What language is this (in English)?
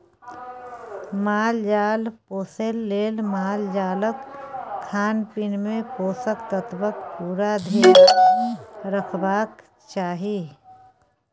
Maithili